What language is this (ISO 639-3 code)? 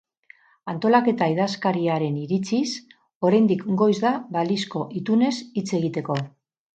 eus